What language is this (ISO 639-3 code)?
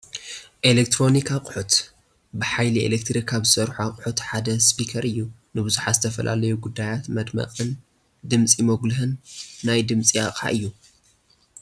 tir